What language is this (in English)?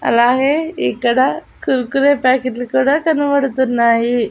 Telugu